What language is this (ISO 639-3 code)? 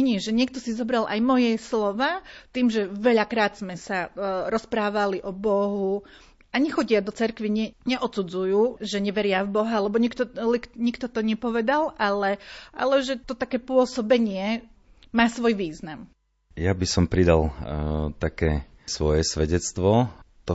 slk